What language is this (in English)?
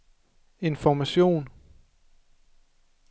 Danish